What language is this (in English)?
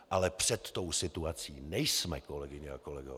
Czech